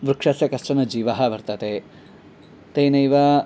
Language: Sanskrit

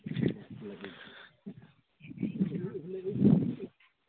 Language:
Assamese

